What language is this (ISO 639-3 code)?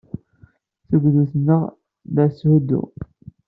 kab